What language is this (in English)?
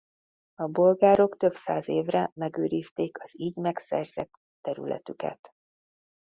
Hungarian